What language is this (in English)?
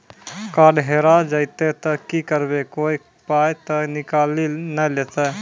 Maithili